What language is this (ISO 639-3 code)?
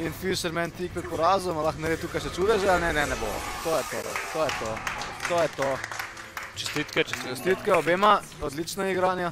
bul